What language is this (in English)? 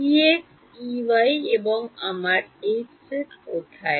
Bangla